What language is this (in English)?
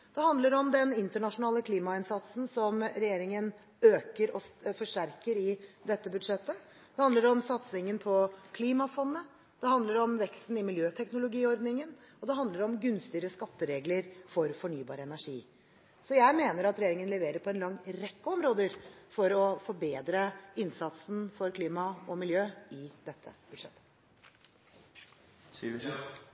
Norwegian Bokmål